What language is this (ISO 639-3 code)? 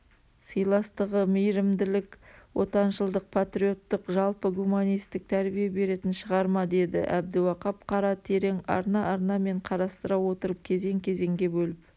kaz